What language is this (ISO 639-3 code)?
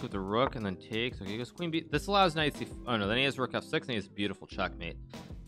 eng